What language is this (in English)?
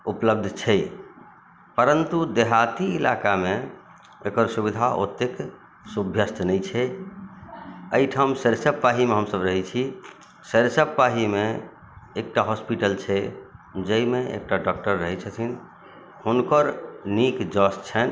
Maithili